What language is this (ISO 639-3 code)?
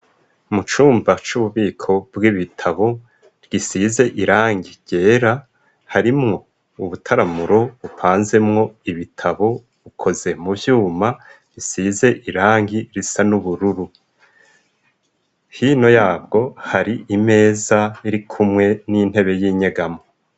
run